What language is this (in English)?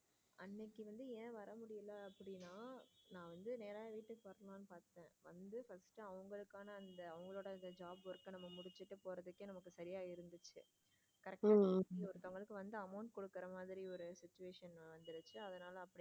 Tamil